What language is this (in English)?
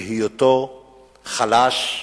Hebrew